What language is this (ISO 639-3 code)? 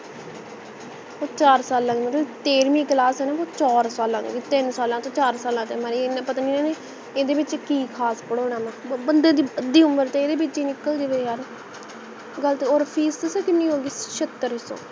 pan